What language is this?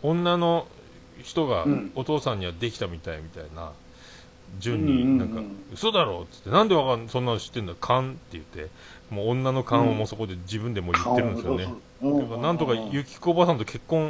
Japanese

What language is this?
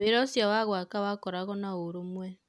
Kikuyu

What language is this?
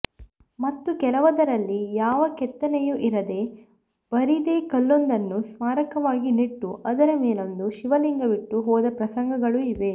Kannada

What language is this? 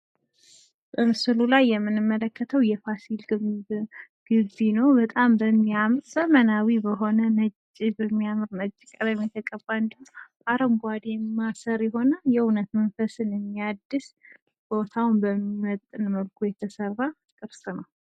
Amharic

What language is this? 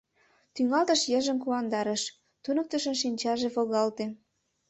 Mari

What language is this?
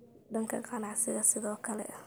Somali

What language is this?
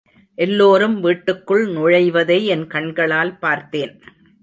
Tamil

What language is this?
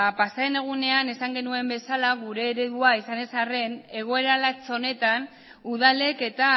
Basque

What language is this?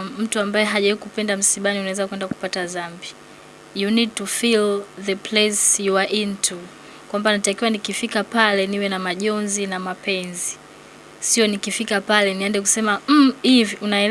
Swahili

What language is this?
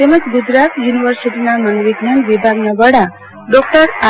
Gujarati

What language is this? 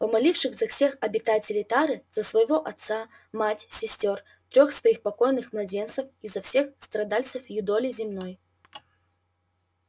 Russian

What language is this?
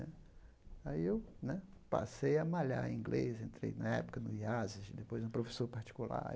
Portuguese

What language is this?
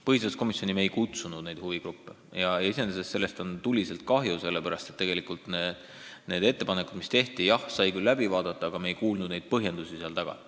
Estonian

